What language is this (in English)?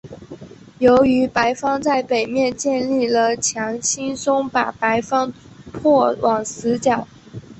Chinese